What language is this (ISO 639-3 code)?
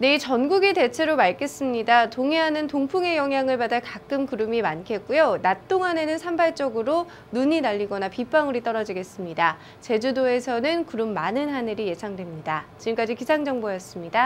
kor